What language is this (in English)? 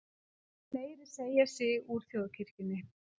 Icelandic